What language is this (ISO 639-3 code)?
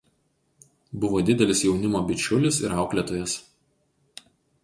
lit